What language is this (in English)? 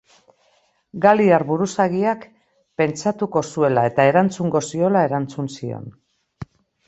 Basque